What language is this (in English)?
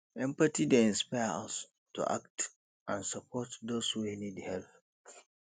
Nigerian Pidgin